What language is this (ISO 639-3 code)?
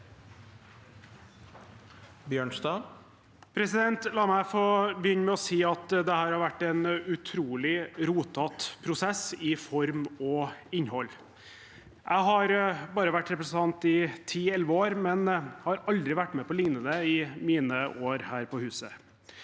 nor